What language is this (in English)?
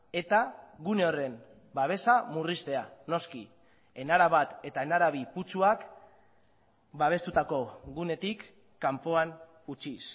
Basque